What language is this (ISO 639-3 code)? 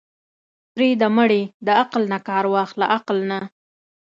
pus